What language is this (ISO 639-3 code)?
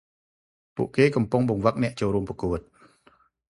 khm